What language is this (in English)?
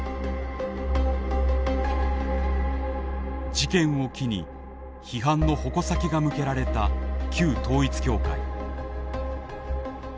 Japanese